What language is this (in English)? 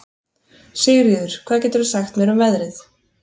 Icelandic